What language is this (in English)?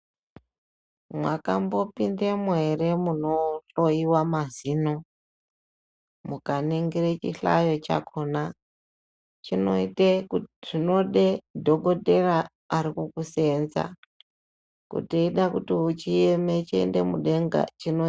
Ndau